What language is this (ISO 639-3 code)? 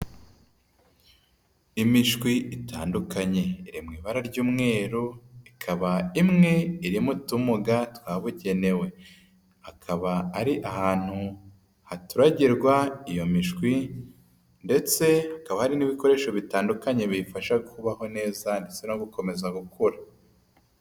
kin